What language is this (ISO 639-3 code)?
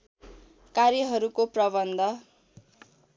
nep